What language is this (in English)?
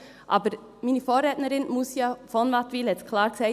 Swiss German